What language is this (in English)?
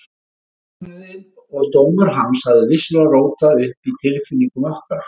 Icelandic